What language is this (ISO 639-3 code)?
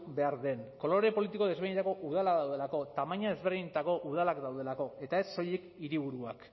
eus